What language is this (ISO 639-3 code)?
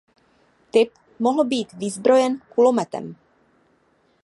ces